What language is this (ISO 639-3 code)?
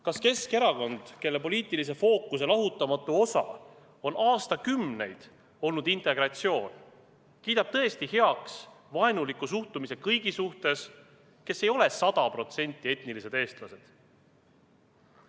est